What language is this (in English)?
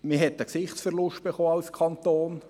Swiss German